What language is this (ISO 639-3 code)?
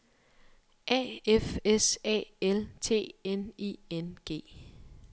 dan